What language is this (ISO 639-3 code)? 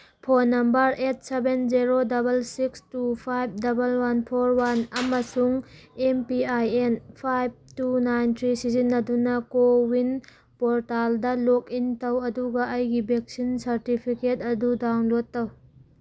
mni